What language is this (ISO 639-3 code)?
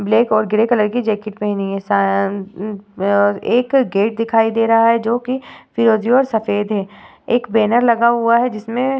hin